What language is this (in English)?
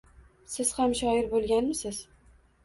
Uzbek